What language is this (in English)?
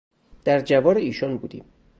Persian